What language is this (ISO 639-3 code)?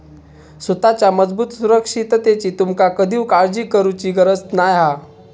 mar